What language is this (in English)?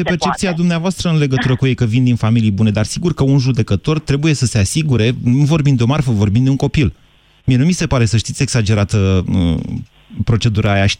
Romanian